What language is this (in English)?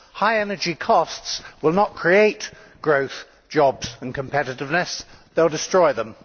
English